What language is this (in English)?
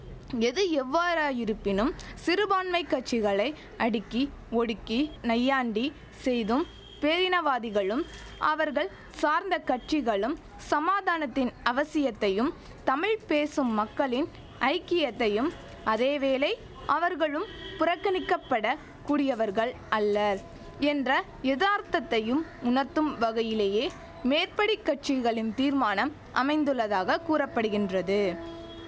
Tamil